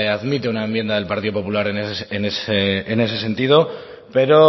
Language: Spanish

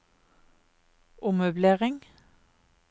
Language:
Norwegian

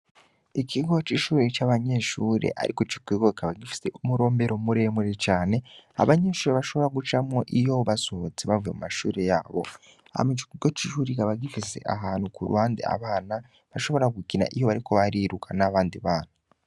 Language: Rundi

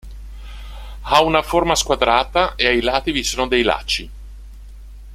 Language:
Italian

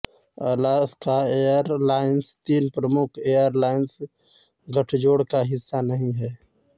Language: Hindi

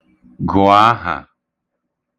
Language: Igbo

